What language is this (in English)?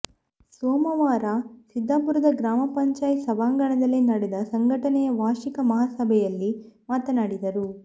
Kannada